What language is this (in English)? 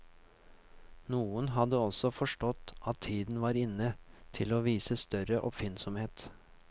Norwegian